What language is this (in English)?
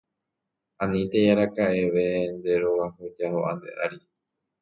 Guarani